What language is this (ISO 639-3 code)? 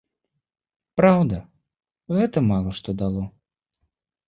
bel